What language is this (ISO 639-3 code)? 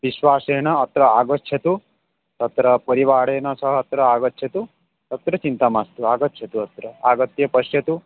san